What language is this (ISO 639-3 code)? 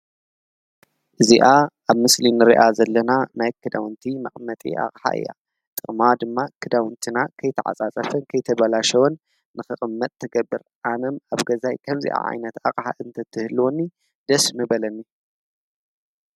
tir